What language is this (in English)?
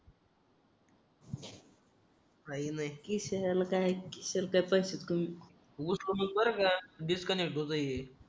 Marathi